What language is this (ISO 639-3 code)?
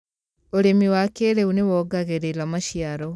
kik